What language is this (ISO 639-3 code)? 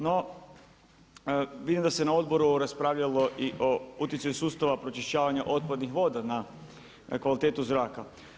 hrv